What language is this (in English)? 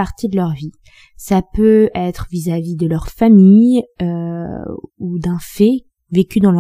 French